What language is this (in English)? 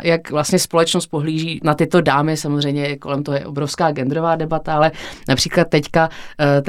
Czech